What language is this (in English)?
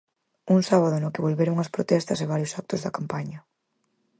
Galician